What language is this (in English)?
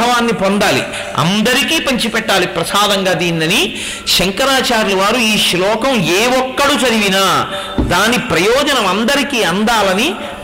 Telugu